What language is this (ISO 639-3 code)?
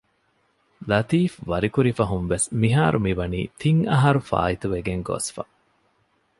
div